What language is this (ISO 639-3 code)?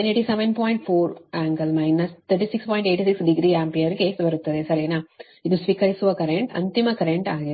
kan